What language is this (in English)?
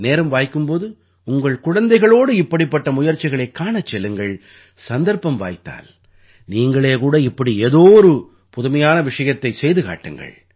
Tamil